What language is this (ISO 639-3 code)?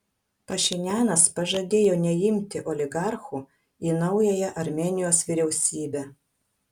lit